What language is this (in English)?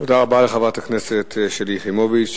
Hebrew